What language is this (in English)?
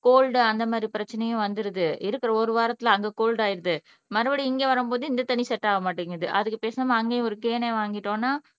Tamil